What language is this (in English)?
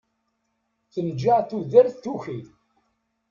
Kabyle